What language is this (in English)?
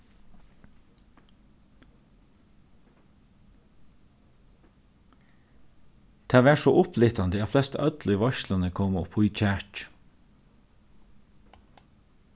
Faroese